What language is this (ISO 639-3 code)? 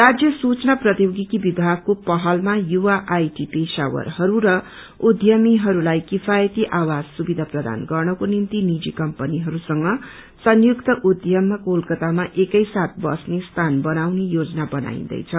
nep